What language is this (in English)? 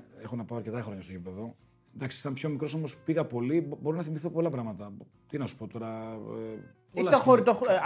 Greek